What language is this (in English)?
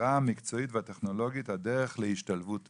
Hebrew